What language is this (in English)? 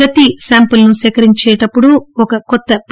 Telugu